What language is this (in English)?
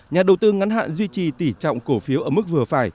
Vietnamese